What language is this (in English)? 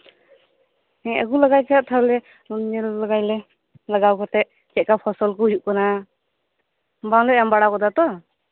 Santali